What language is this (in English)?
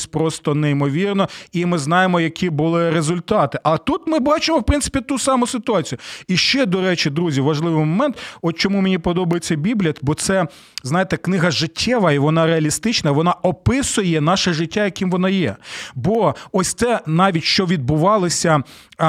Ukrainian